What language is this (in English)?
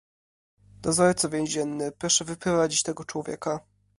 Polish